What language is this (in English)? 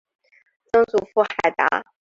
Chinese